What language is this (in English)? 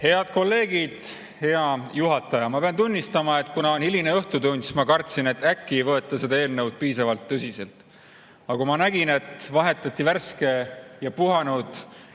Estonian